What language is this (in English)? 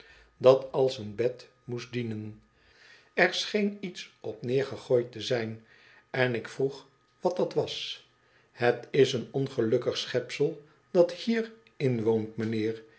Dutch